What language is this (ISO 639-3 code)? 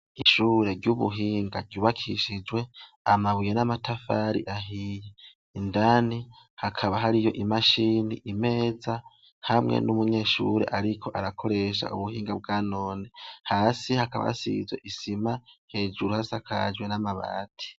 run